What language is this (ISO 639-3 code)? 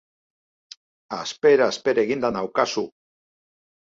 eus